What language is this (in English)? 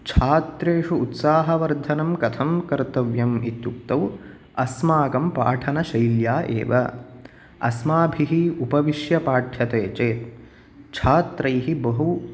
Sanskrit